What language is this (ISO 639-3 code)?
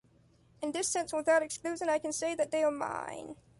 eng